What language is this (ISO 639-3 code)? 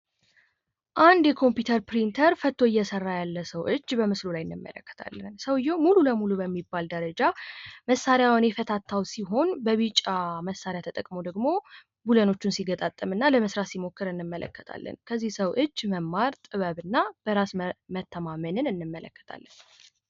amh